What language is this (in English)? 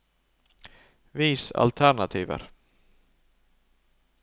Norwegian